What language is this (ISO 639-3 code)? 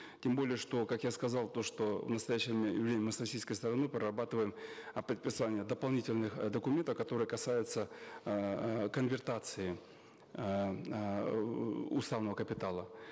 kaz